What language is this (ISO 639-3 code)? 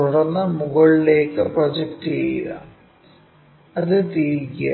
mal